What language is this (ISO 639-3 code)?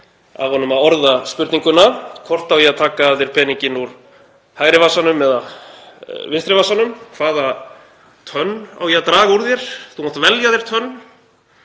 isl